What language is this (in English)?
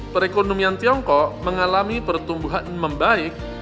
Indonesian